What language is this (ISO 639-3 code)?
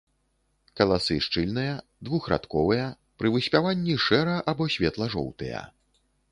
bel